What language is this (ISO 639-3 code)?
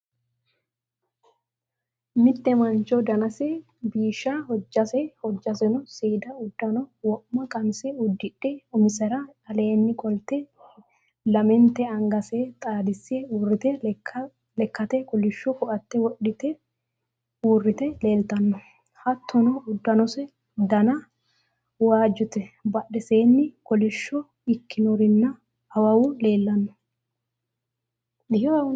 sid